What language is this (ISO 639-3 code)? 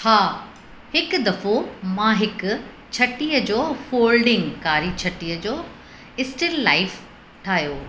snd